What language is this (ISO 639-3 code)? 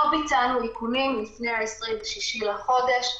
heb